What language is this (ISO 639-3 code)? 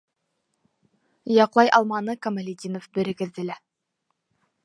bak